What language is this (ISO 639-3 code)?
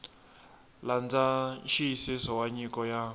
tso